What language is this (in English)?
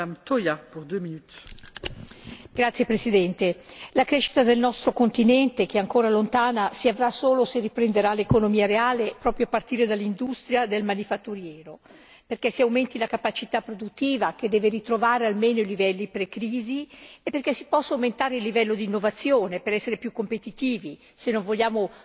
Italian